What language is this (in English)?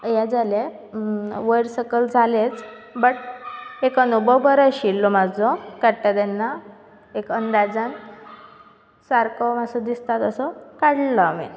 Konkani